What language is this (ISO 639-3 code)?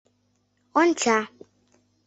chm